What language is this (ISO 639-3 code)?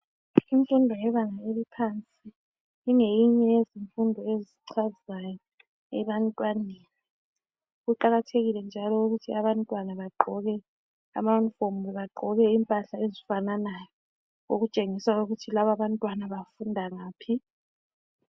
nde